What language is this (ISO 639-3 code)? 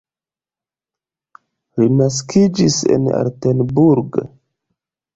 epo